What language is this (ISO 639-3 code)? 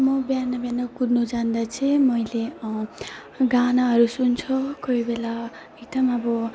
nep